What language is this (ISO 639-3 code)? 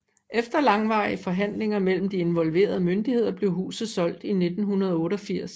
dan